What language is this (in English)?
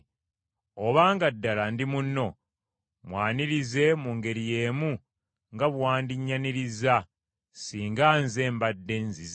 Ganda